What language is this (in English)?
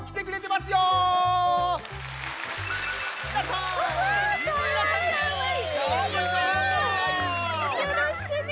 Japanese